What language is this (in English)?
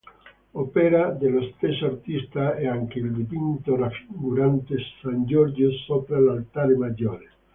Italian